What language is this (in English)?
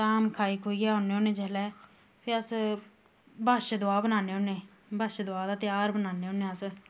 Dogri